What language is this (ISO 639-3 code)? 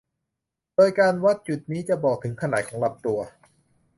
tha